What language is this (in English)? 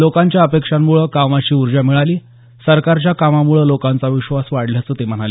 Marathi